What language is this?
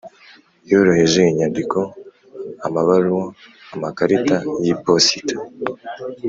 Kinyarwanda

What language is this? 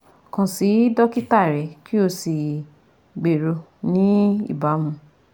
Yoruba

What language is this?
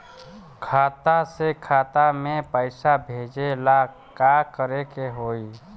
Bhojpuri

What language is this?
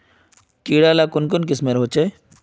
Magahi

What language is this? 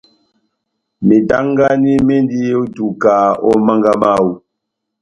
Batanga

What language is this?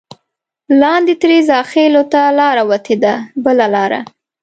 Pashto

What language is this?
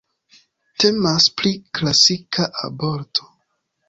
Esperanto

